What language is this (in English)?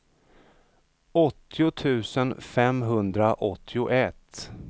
Swedish